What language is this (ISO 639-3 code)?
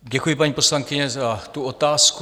ces